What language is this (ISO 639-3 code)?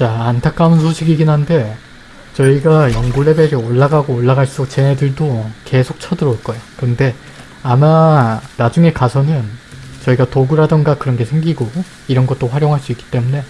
kor